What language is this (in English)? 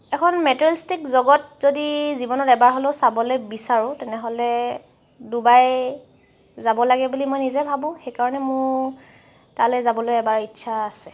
Assamese